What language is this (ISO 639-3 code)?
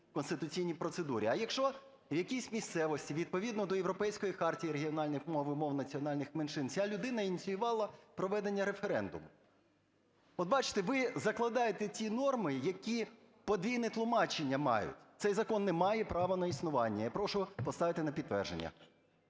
ukr